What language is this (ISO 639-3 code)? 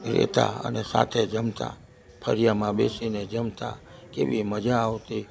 guj